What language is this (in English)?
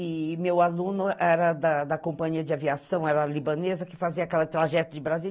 Portuguese